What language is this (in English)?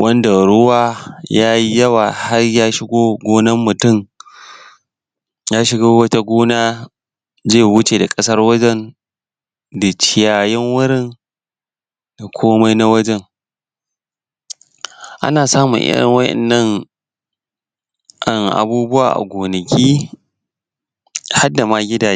Hausa